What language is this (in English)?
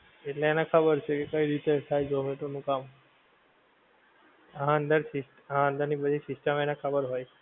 Gujarati